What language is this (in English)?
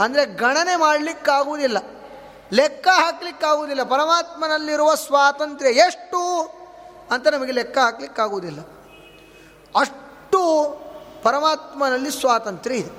Kannada